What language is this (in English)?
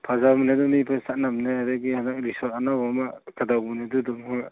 Manipuri